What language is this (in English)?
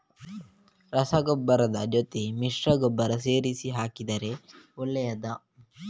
Kannada